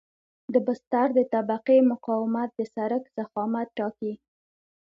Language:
Pashto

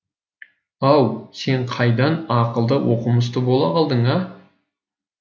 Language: Kazakh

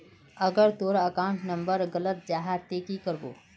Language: Magahi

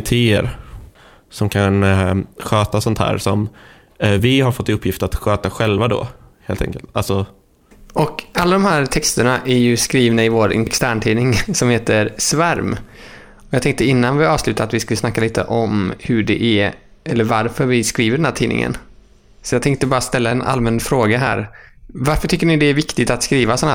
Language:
Swedish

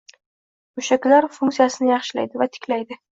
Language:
Uzbek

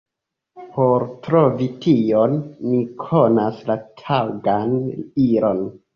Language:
Esperanto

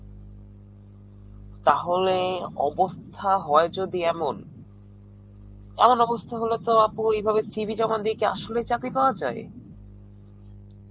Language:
Bangla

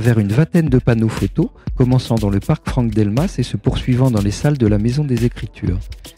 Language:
French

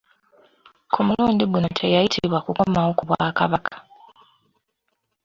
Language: Ganda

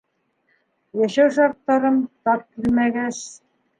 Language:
Bashkir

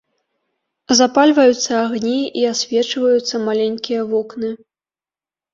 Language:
Belarusian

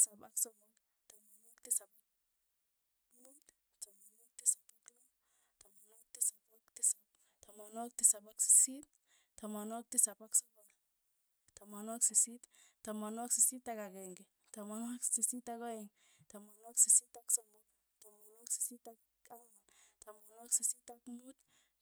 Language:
Tugen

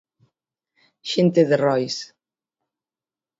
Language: Galician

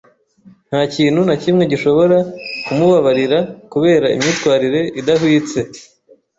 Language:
Kinyarwanda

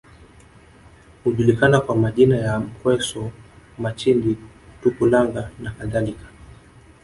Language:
Swahili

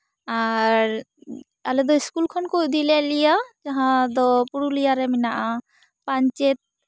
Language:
Santali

